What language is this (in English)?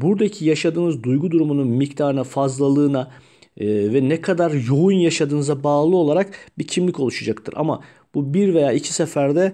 Turkish